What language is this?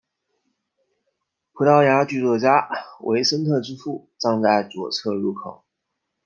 Chinese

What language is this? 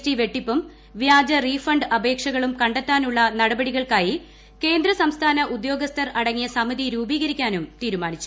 Malayalam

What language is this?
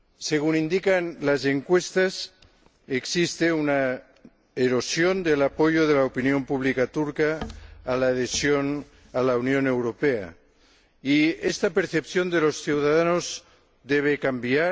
Spanish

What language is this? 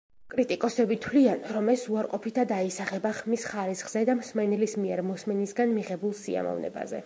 Georgian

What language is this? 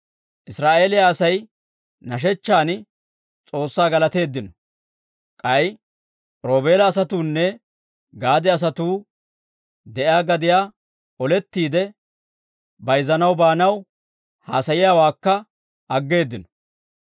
Dawro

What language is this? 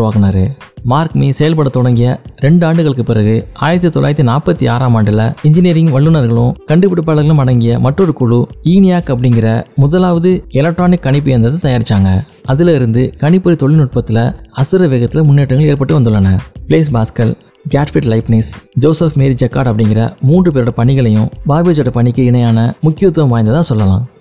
Tamil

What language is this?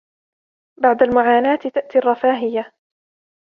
Arabic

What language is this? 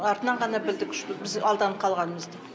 Kazakh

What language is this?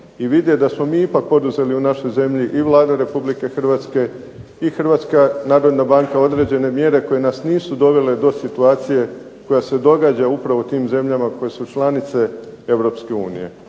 Croatian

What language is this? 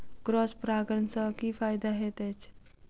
Maithili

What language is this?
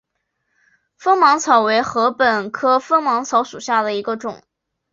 Chinese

